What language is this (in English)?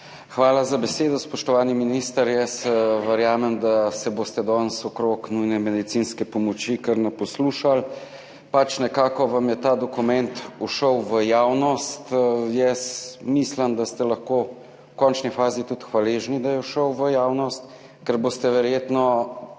Slovenian